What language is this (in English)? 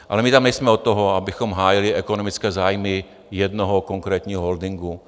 Czech